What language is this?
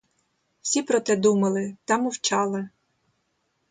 Ukrainian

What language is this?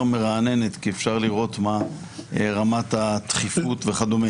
Hebrew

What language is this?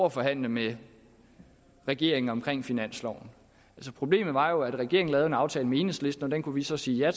Danish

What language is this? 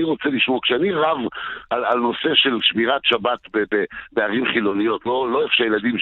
Hebrew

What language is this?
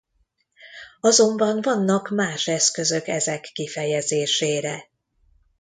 Hungarian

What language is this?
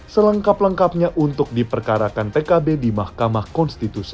Indonesian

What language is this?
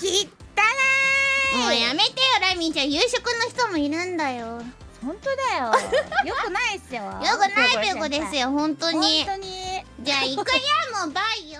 Japanese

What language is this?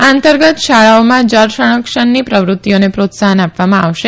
Gujarati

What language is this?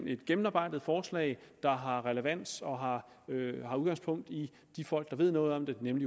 Danish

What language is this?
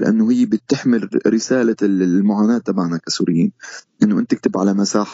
Arabic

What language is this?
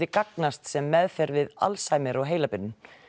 Icelandic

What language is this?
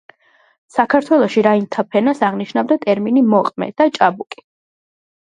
Georgian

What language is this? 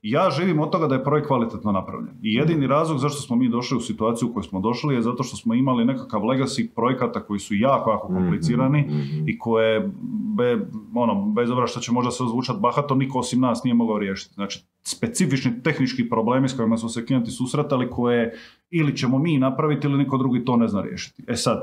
Croatian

